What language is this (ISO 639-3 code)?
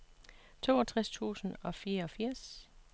dan